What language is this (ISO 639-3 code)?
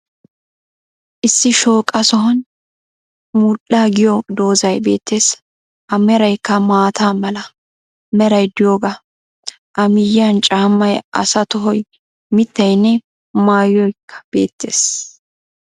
wal